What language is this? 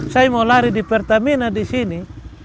Indonesian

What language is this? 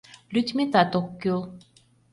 Mari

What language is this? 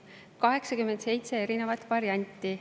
Estonian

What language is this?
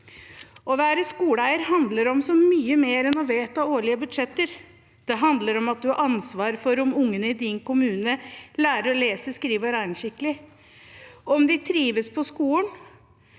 Norwegian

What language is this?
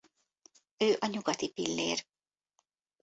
Hungarian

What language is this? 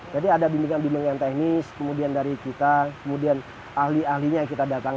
Indonesian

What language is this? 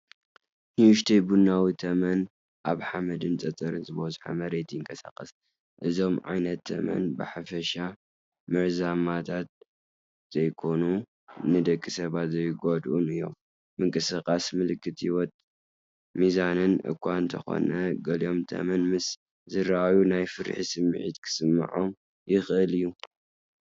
Tigrinya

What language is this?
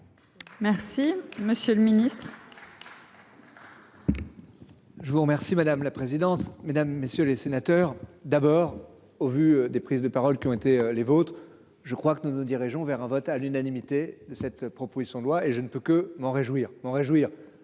French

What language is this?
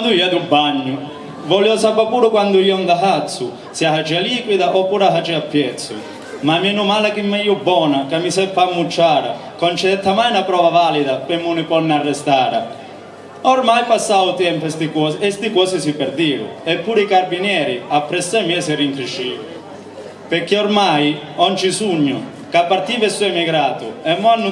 Italian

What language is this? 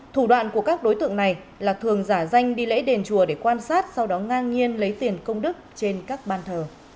Vietnamese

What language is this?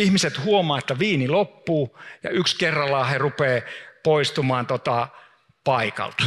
Finnish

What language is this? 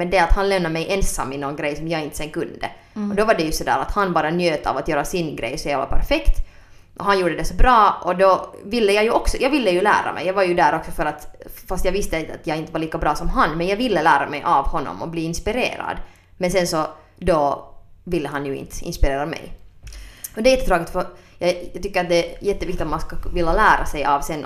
Swedish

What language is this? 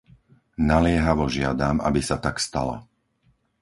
Slovak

